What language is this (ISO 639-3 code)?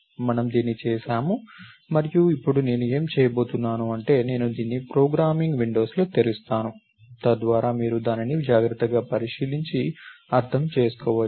tel